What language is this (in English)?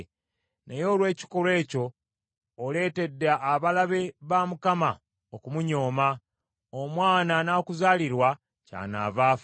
Ganda